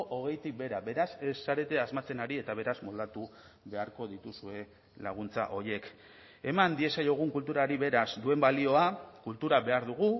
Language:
Basque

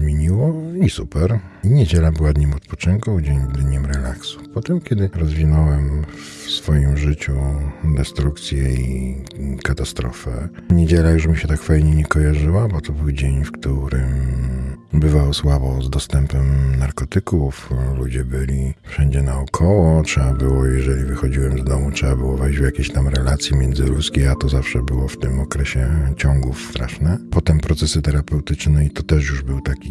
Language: Polish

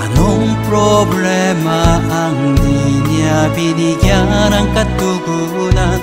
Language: Indonesian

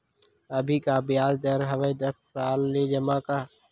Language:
Chhattisgarhi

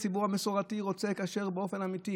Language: Hebrew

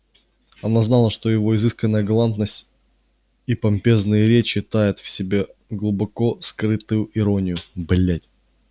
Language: Russian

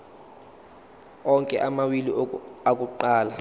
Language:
Zulu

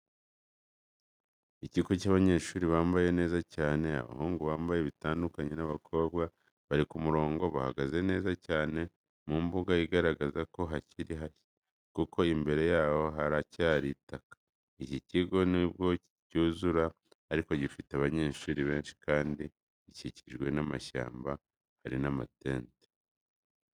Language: Kinyarwanda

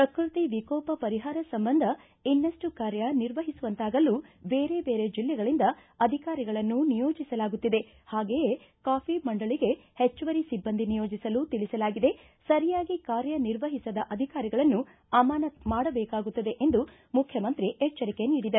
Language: Kannada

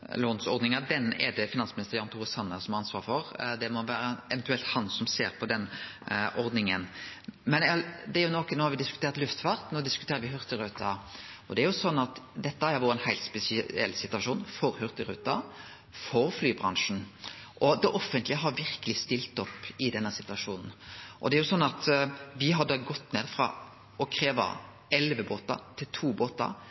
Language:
Norwegian Nynorsk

